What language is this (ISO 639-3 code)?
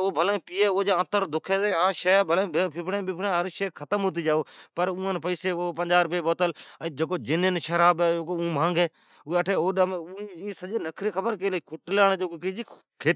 odk